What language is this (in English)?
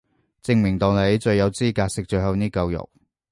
Cantonese